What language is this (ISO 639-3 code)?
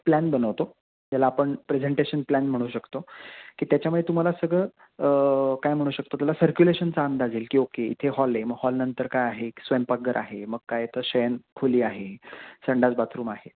mar